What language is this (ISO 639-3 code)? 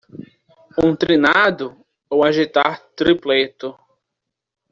por